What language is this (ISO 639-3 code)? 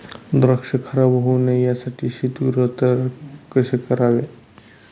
mar